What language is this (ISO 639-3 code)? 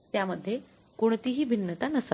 mar